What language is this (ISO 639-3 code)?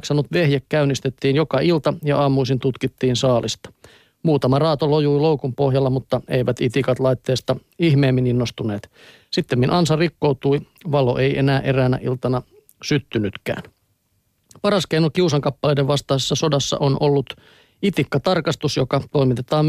fin